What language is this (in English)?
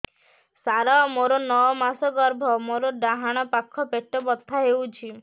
Odia